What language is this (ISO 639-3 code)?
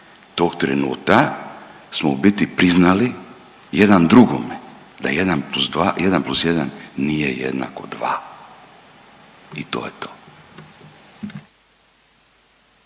hrv